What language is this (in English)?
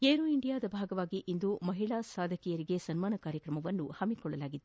Kannada